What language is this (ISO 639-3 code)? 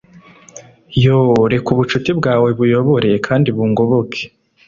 kin